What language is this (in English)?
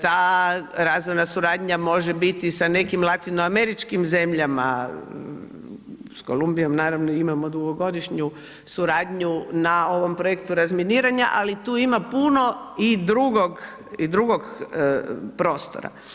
Croatian